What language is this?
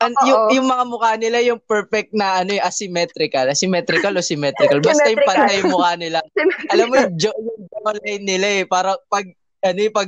Filipino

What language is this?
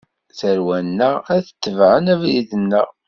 Kabyle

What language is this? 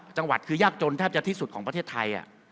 Thai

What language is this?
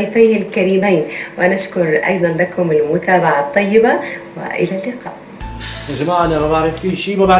Arabic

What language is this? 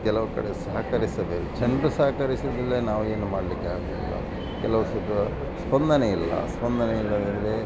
Kannada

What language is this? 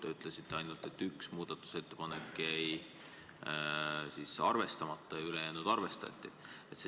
Estonian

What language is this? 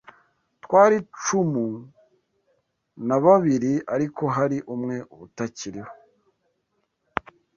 Kinyarwanda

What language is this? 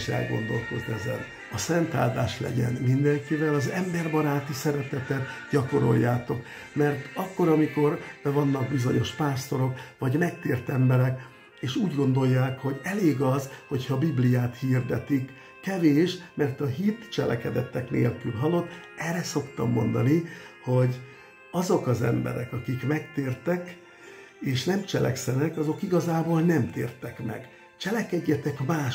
Hungarian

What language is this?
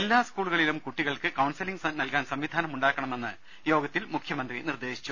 Malayalam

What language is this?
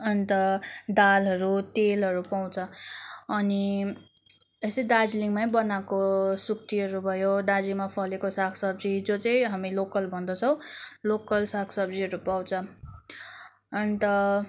Nepali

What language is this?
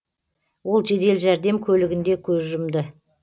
Kazakh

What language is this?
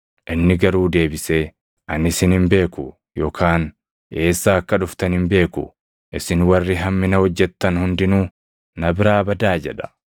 Oromo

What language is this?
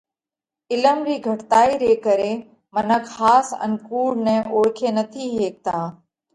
Parkari Koli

